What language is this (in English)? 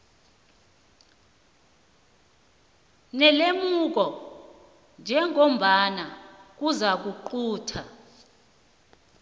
South Ndebele